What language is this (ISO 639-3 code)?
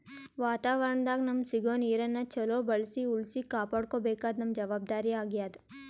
kan